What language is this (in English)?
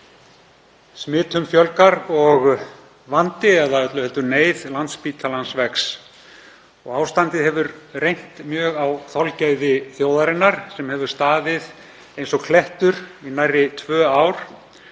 Icelandic